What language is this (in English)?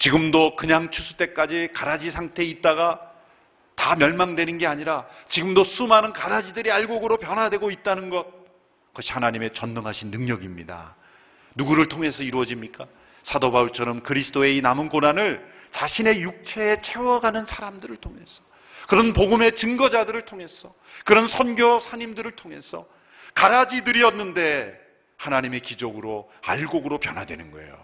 Korean